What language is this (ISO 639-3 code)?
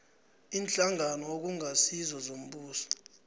nbl